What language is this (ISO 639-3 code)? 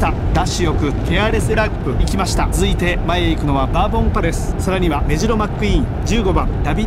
jpn